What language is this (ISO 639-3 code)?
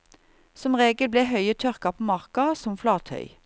nor